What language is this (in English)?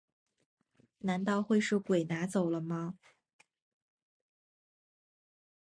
Chinese